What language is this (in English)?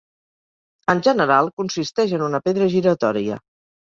Catalan